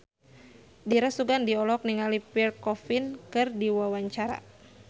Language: Sundanese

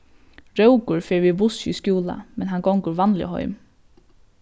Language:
Faroese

